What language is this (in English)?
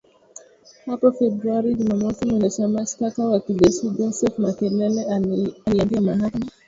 Swahili